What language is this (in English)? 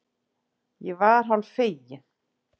Icelandic